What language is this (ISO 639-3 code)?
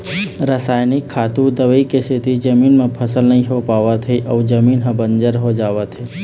hne